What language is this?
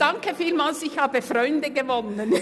Swiss German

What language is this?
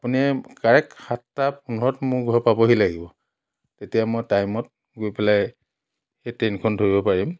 Assamese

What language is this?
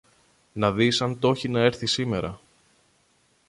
Greek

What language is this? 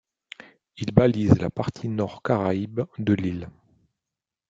French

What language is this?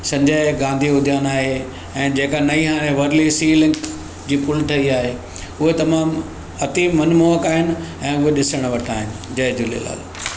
Sindhi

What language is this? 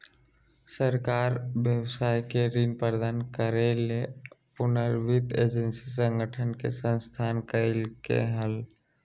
Magahi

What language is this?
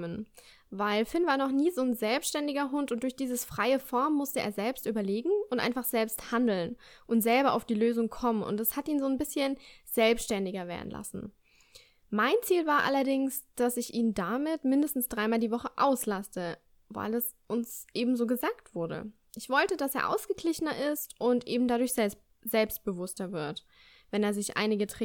German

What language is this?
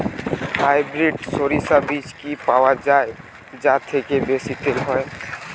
Bangla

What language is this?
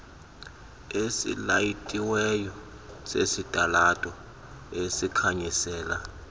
Xhosa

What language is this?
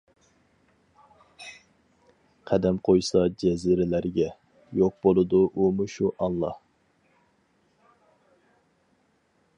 Uyghur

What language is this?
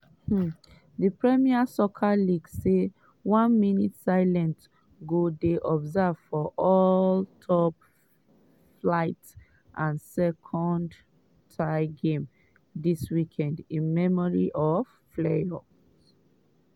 Nigerian Pidgin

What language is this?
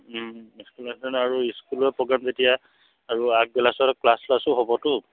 Assamese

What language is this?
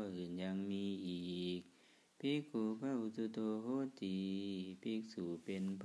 Thai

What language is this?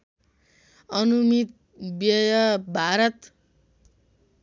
Nepali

